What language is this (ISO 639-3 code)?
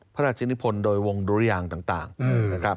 tha